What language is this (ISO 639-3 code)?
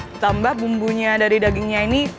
ind